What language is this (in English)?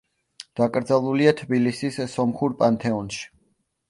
Georgian